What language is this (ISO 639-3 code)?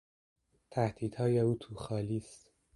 fas